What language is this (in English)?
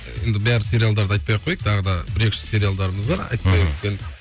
Kazakh